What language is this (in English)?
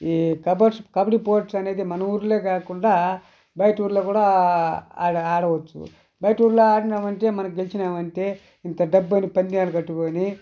Telugu